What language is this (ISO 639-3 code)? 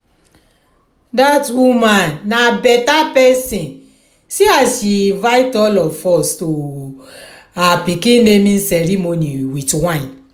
pcm